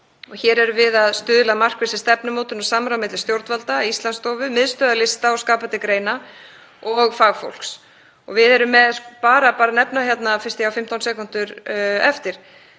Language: Icelandic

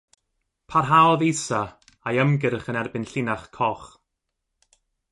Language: Welsh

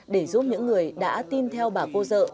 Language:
Vietnamese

